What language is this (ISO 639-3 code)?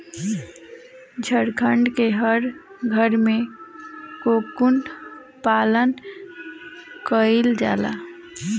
bho